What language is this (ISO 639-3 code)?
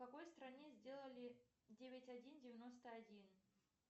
rus